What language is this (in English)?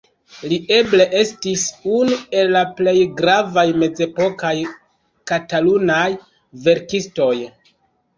Esperanto